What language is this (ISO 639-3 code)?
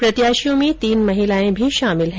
hin